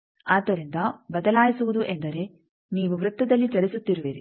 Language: Kannada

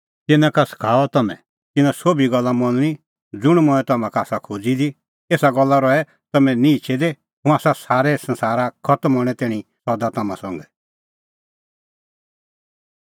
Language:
Kullu Pahari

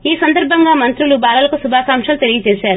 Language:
Telugu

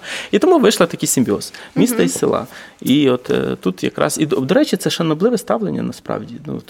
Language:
Ukrainian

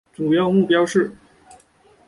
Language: Chinese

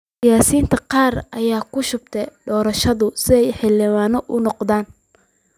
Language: Somali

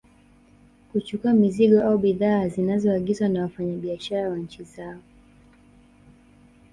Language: Swahili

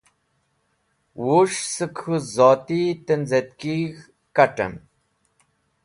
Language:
Wakhi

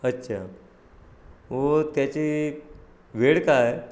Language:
Marathi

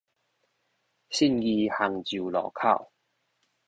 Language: Min Nan Chinese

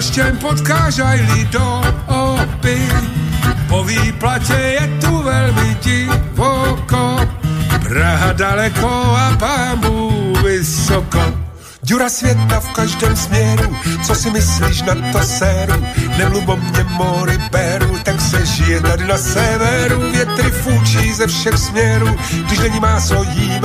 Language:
Slovak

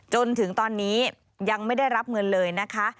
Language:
Thai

